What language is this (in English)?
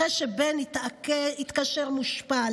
Hebrew